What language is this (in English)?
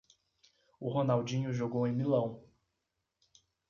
Portuguese